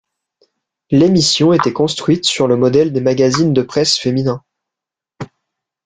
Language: French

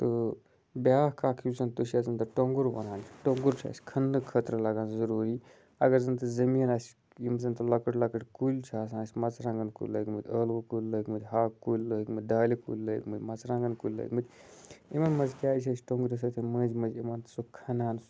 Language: Kashmiri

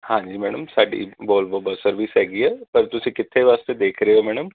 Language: Punjabi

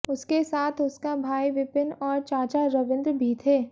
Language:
Hindi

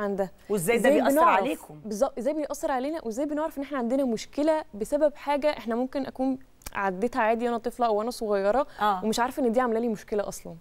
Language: Arabic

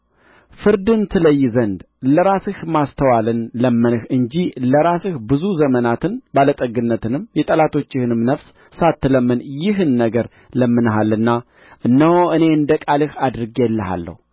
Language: Amharic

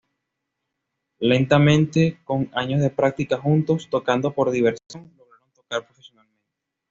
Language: Spanish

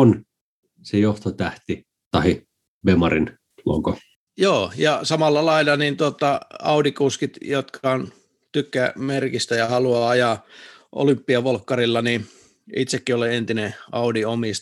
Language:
Finnish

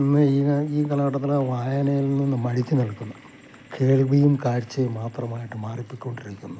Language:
Malayalam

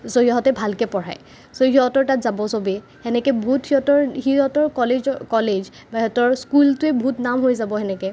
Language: Assamese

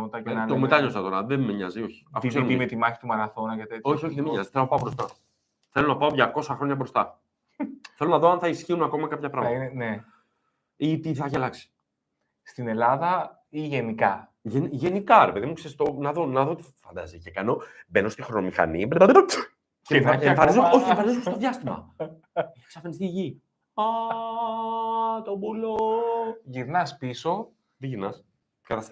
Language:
Greek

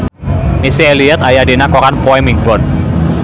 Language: Sundanese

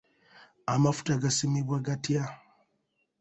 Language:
Ganda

